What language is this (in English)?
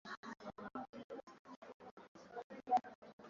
Swahili